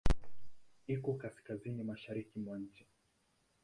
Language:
Swahili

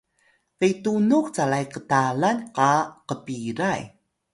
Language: Atayal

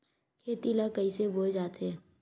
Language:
Chhattisgarhi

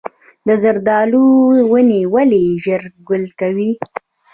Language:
Pashto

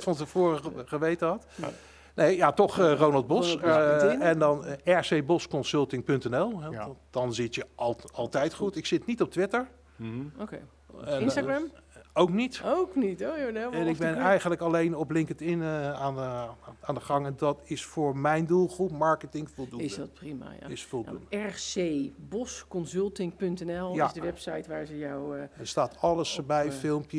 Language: Dutch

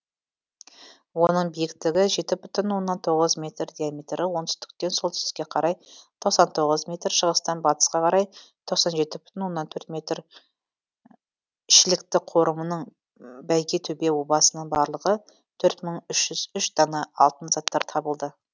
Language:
Kazakh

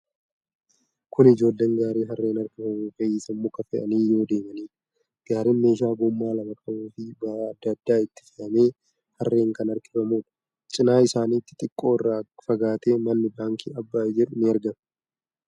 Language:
Oromo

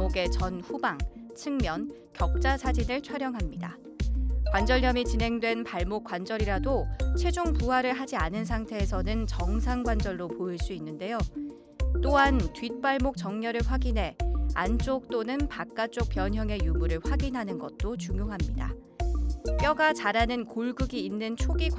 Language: Korean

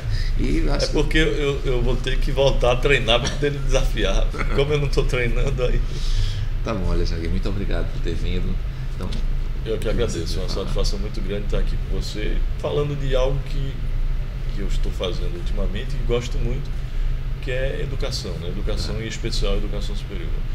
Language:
Portuguese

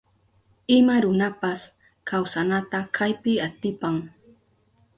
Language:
Southern Pastaza Quechua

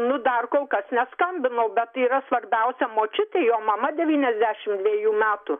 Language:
Lithuanian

